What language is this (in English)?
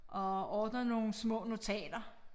Danish